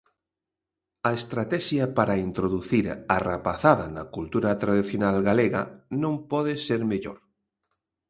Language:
Galician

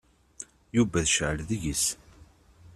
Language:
Kabyle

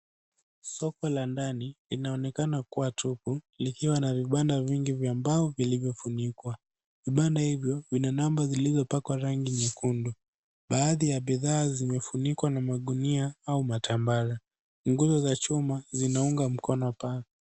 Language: Swahili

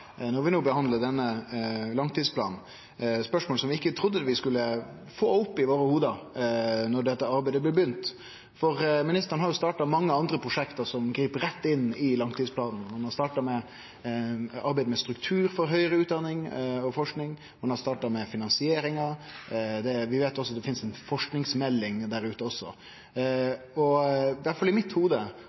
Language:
Norwegian Nynorsk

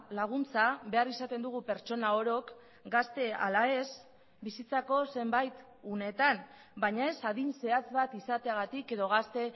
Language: Basque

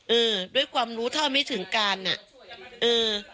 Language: Thai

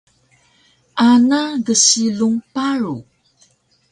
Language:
Taroko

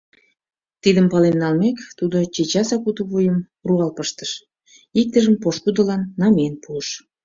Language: Mari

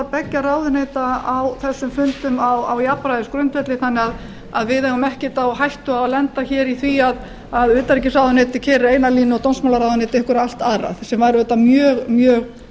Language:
Icelandic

